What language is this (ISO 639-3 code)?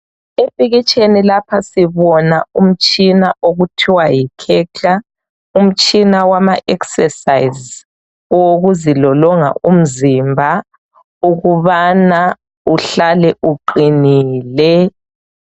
nde